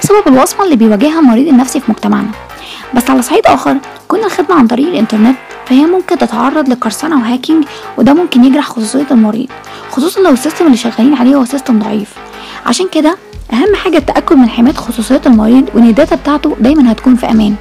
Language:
Arabic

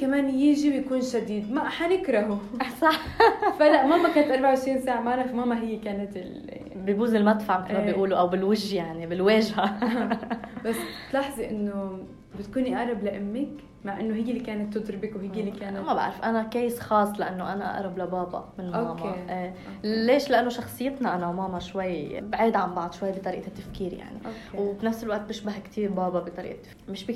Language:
Arabic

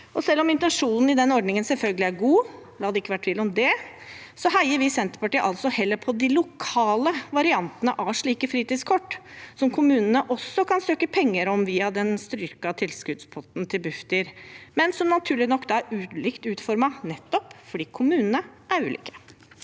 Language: Norwegian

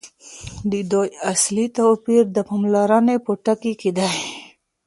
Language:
Pashto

